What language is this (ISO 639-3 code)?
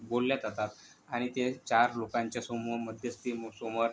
mar